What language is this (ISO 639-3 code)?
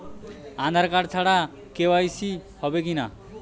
ben